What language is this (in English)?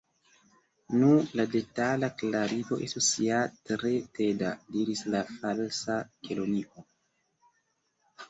Esperanto